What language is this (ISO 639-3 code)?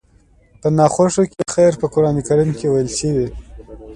pus